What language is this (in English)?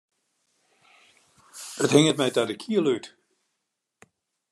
Western Frisian